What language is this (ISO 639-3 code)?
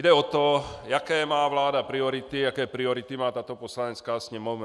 ces